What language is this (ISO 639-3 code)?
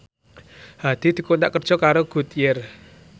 jav